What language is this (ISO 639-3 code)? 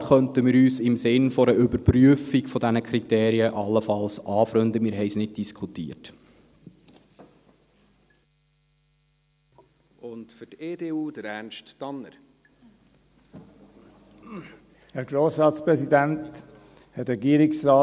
gsw